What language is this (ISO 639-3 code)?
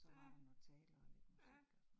dan